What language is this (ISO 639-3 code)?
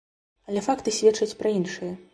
bel